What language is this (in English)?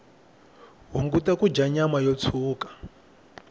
Tsonga